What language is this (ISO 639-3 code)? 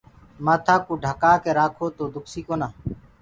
ggg